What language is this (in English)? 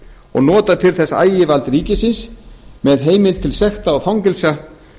Icelandic